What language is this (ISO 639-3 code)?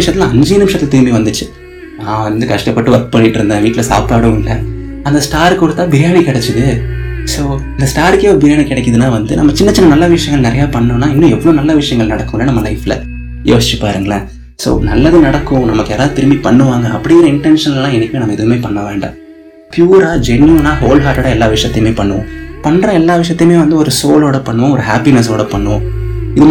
tam